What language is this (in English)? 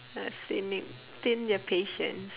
English